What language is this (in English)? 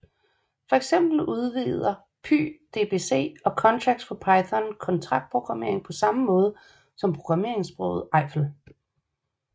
Danish